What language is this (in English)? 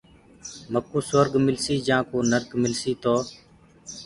Gurgula